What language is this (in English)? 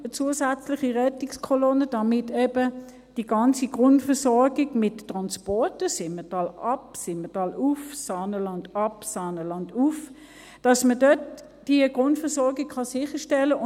Swiss German